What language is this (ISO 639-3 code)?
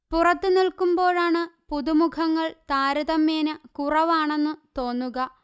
mal